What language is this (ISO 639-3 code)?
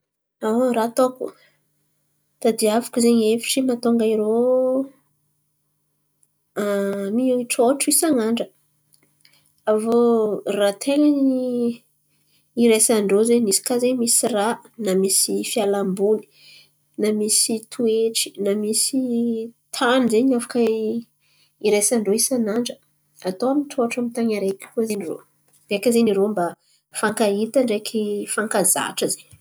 xmv